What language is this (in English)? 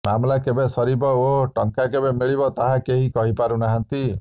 Odia